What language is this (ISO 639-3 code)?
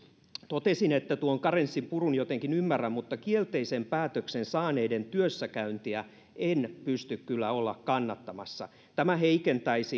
fin